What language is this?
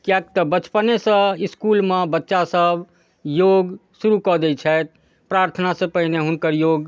Maithili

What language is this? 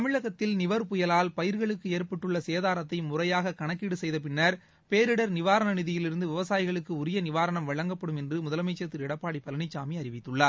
Tamil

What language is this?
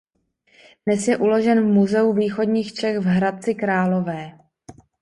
Czech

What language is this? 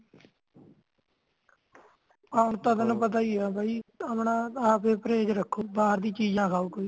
Punjabi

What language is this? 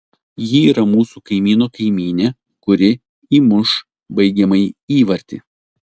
Lithuanian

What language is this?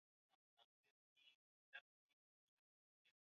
Swahili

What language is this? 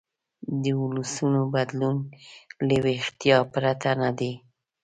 Pashto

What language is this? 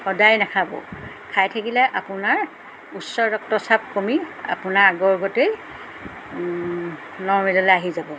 Assamese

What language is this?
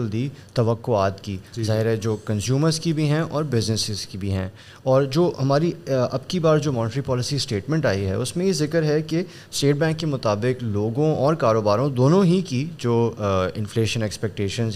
Urdu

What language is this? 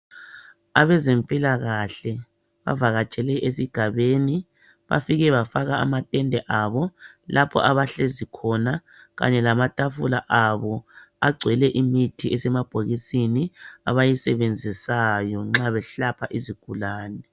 North Ndebele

